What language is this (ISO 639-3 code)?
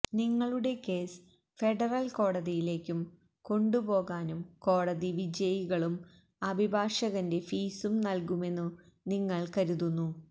mal